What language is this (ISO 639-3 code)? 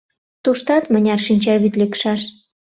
chm